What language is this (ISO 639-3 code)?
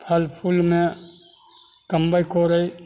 mai